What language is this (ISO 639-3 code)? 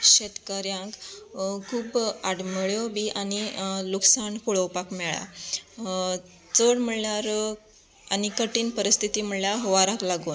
kok